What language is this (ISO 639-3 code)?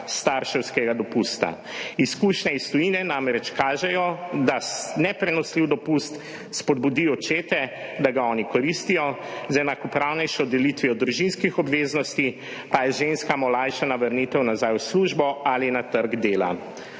slv